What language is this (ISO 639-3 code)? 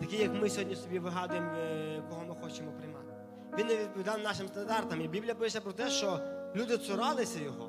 ukr